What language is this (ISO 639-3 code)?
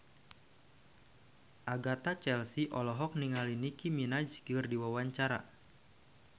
sun